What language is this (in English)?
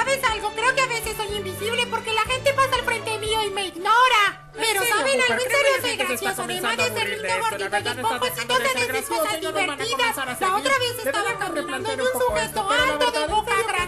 Spanish